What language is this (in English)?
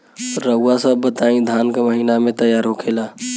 Bhojpuri